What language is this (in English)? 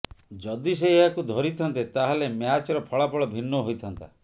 Odia